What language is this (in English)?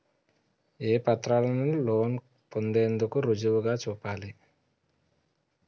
Telugu